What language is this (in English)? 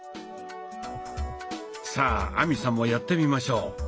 Japanese